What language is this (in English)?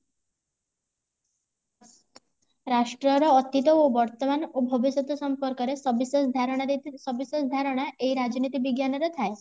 Odia